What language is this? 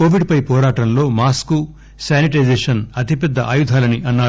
Telugu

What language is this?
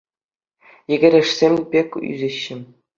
Chuvash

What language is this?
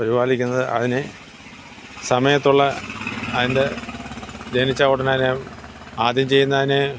Malayalam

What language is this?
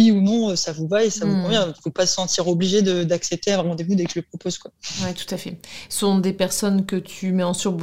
French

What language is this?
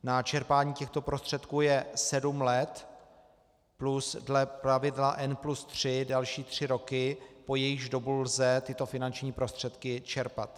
Czech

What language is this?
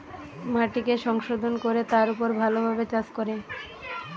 Bangla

